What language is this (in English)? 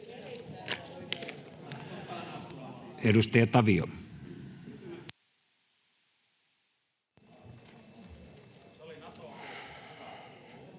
Finnish